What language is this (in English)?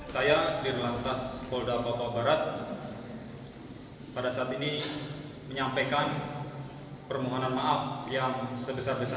Indonesian